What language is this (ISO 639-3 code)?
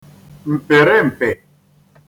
ibo